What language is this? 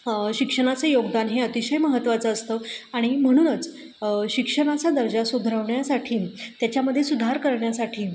Marathi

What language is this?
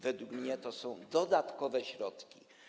Polish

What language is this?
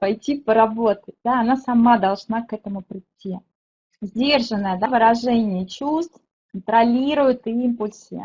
Russian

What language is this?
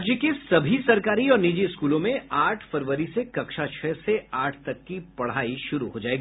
Hindi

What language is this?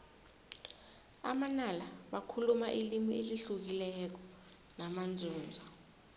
South Ndebele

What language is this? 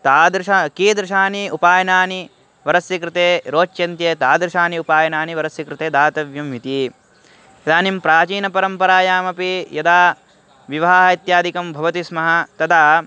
Sanskrit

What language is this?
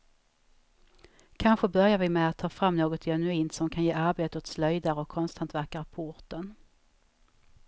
Swedish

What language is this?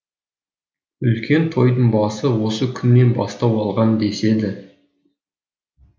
Kazakh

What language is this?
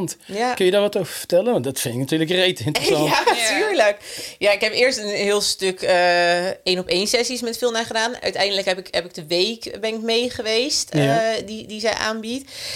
Dutch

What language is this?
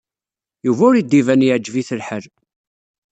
Kabyle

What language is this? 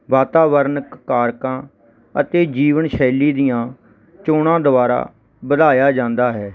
Punjabi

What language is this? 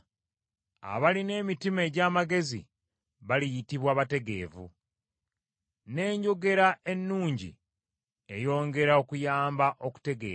Ganda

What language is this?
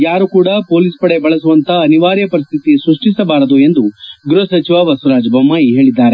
Kannada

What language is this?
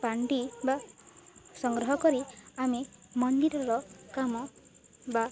Odia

